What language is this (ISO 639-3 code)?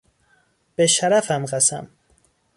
fas